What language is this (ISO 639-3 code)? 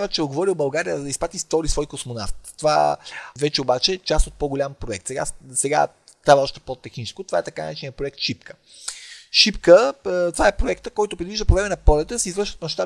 bul